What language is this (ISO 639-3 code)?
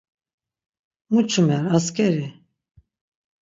lzz